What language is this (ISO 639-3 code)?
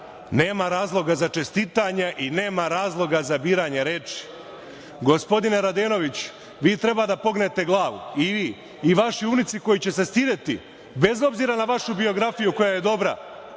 srp